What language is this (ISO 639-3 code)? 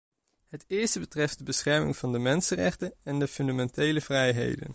nld